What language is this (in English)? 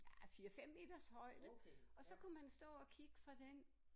Danish